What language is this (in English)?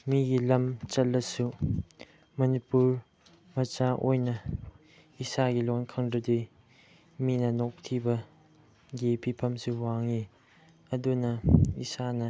Manipuri